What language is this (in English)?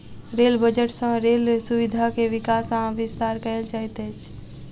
Maithili